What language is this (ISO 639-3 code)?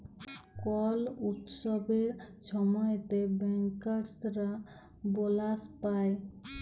ben